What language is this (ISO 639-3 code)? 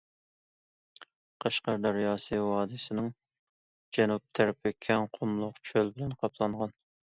uig